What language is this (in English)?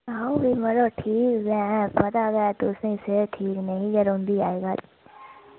Dogri